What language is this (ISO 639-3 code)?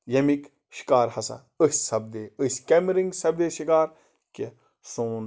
kas